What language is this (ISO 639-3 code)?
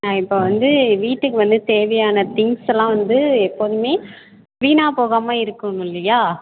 tam